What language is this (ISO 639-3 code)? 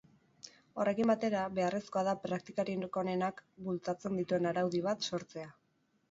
eus